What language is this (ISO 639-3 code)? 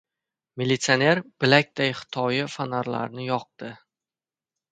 uzb